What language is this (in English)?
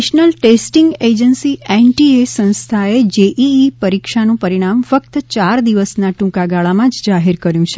Gujarati